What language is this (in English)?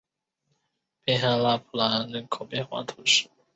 Chinese